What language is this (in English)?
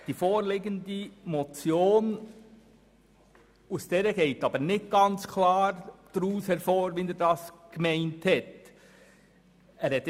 Swiss German